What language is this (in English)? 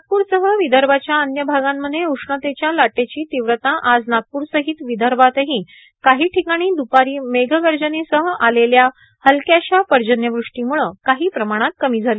Marathi